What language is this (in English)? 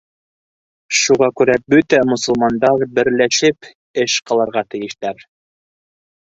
Bashkir